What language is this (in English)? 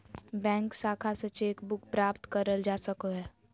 Magahi